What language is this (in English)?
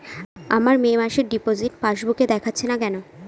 Bangla